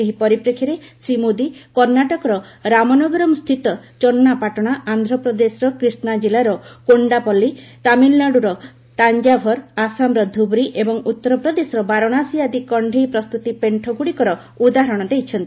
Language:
Odia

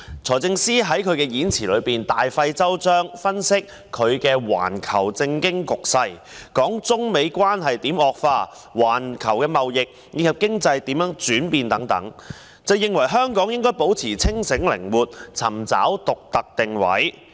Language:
Cantonese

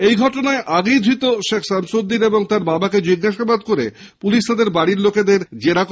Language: Bangla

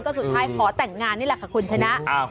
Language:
Thai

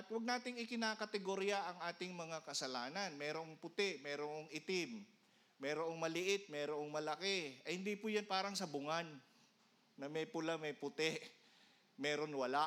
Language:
Filipino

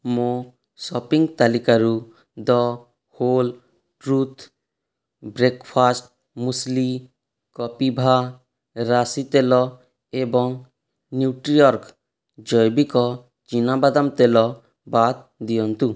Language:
Odia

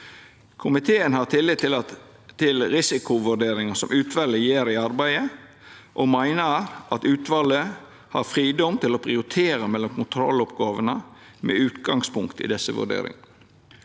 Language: Norwegian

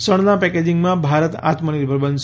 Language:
Gujarati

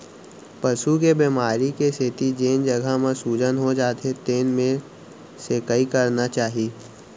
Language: Chhattisgarhi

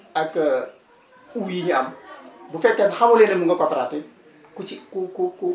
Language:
Wolof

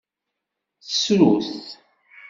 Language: Kabyle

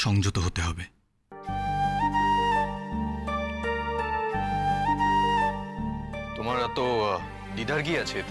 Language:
Bangla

